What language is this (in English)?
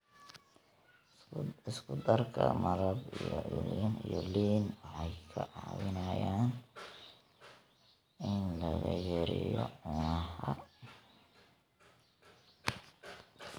Somali